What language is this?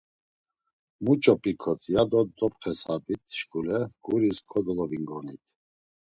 Laz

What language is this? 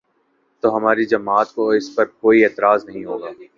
Urdu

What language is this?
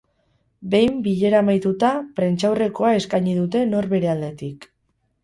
Basque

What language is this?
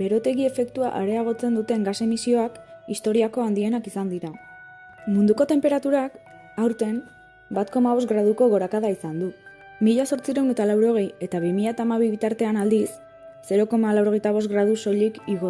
Basque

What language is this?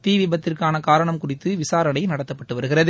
Tamil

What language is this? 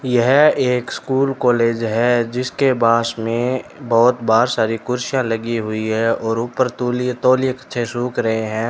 Hindi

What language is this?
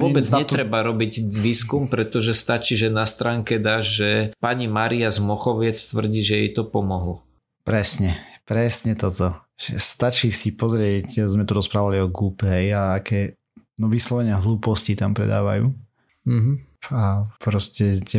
Slovak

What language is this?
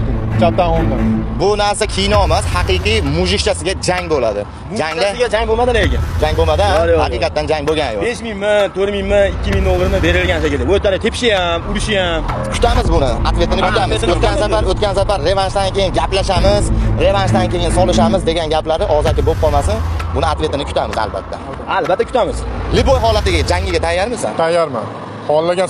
Turkish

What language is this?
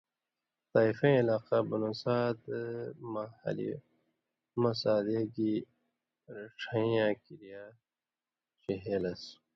Indus Kohistani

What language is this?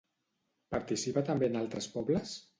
Catalan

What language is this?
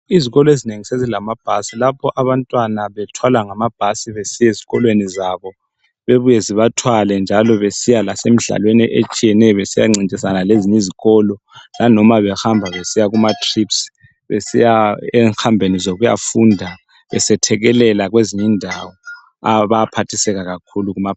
North Ndebele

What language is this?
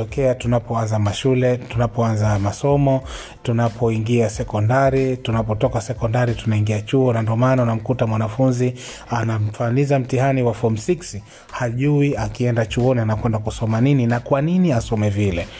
Swahili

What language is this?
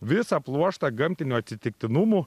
Lithuanian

